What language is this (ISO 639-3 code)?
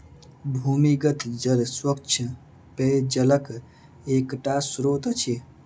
mai